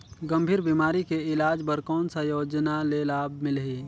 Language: Chhattisgarhi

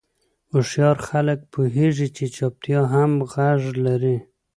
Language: Pashto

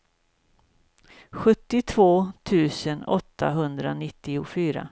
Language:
Swedish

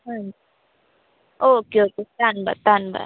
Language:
Punjabi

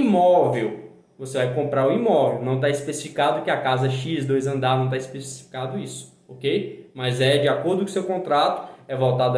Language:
Portuguese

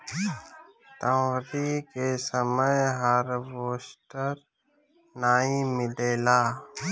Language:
Bhojpuri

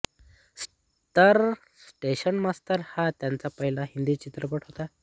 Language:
Marathi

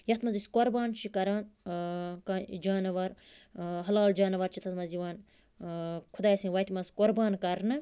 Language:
Kashmiri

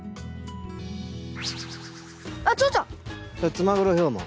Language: Japanese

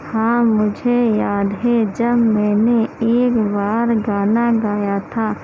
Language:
Urdu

